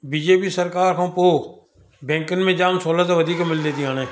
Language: Sindhi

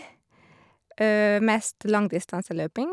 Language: Norwegian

